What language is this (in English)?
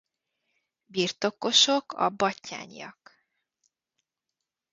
Hungarian